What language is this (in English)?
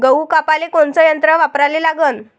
Marathi